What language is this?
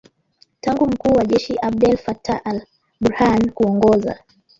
Swahili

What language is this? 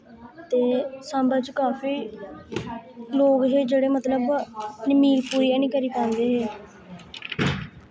Dogri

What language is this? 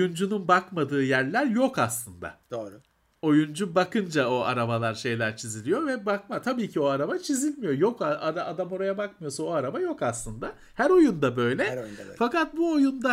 Turkish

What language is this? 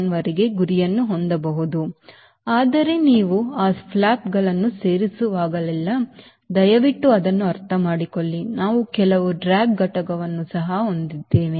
Kannada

